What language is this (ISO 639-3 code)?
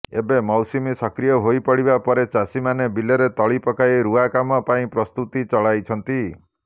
ori